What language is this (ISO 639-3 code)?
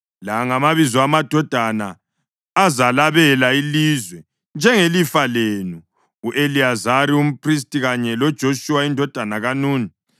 nde